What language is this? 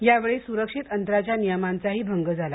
Marathi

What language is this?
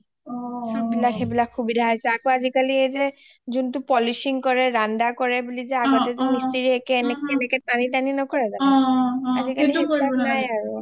Assamese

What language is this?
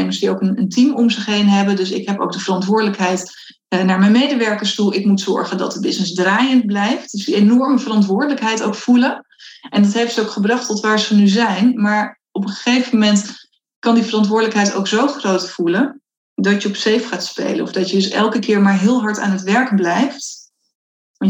Dutch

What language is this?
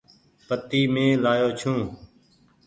Goaria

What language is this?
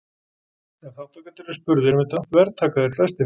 Icelandic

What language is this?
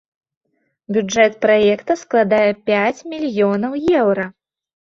Belarusian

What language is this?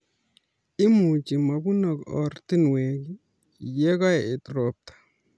Kalenjin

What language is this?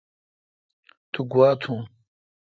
Kalkoti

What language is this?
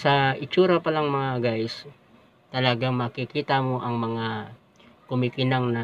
Filipino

